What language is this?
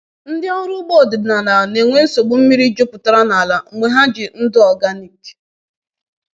Igbo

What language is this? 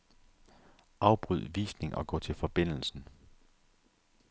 Danish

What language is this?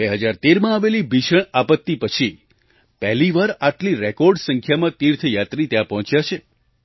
Gujarati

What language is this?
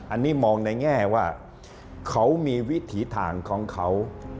Thai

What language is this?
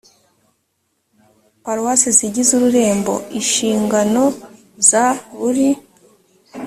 Kinyarwanda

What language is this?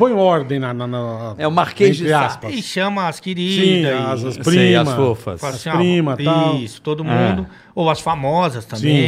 Portuguese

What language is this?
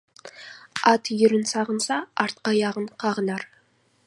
Kazakh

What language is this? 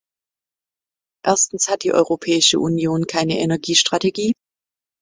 German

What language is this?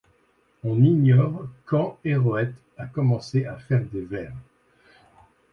French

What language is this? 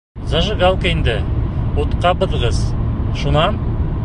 Bashkir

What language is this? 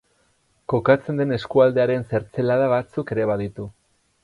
Basque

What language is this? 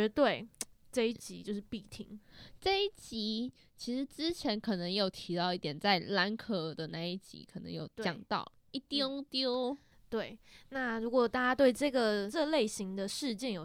Chinese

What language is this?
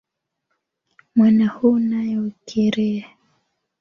Swahili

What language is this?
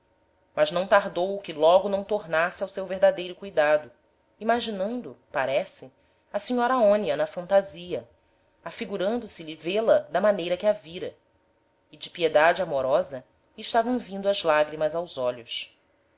Portuguese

